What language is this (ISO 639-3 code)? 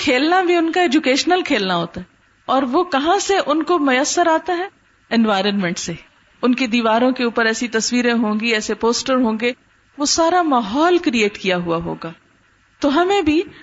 urd